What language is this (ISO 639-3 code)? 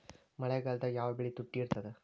kan